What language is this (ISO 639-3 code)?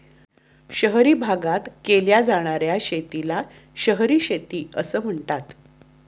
mar